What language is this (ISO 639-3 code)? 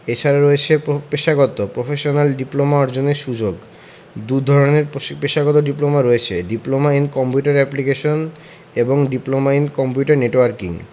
ben